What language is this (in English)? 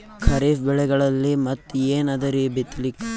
Kannada